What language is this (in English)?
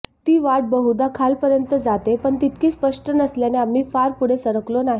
Marathi